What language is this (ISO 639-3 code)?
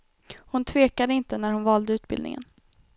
swe